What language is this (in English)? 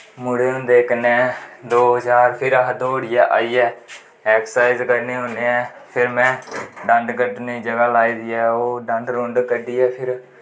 Dogri